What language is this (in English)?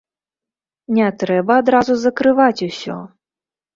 Belarusian